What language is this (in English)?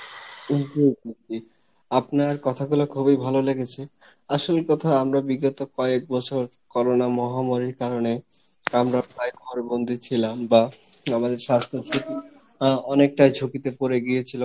Bangla